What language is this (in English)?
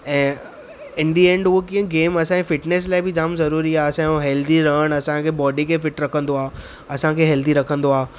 Sindhi